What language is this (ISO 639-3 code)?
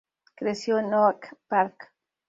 spa